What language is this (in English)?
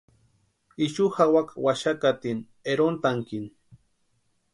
Western Highland Purepecha